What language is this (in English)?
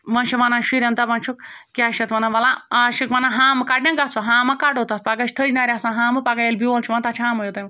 Kashmiri